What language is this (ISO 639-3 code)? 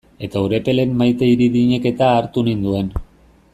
eus